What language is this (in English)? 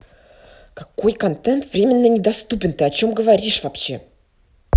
Russian